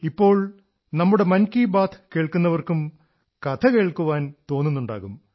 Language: Malayalam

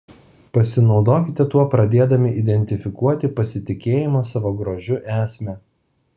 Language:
Lithuanian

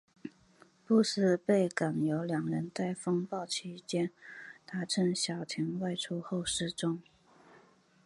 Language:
Chinese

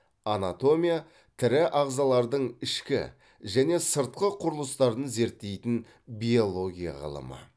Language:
Kazakh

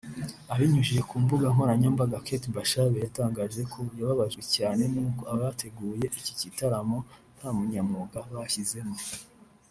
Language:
Kinyarwanda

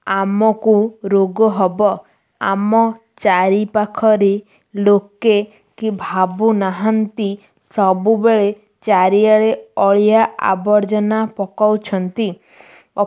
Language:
Odia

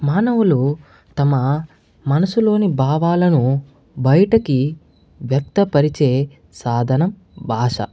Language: Telugu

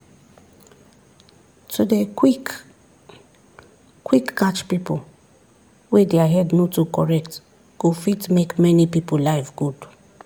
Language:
Nigerian Pidgin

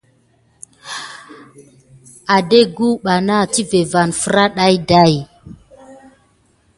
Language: Gidar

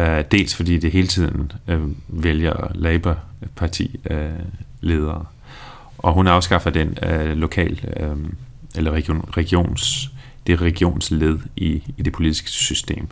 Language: Danish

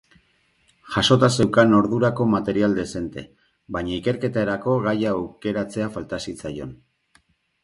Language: Basque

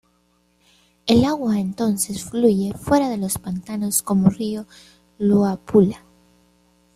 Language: Spanish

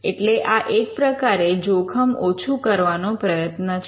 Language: Gujarati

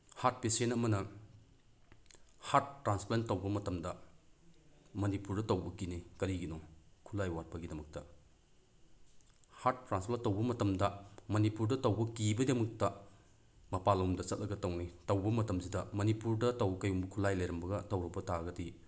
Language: Manipuri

